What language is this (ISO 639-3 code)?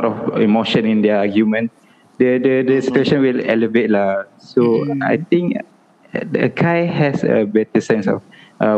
msa